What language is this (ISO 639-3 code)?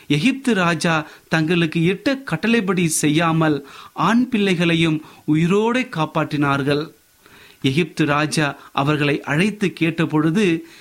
tam